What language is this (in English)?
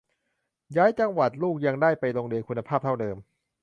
Thai